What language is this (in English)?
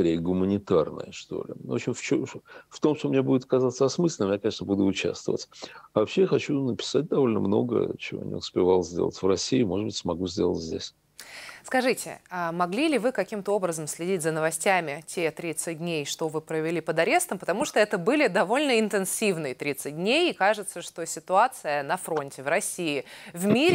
Russian